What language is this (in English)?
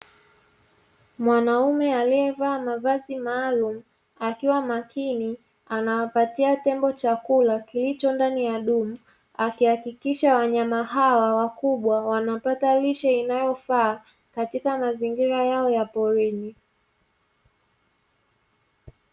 Swahili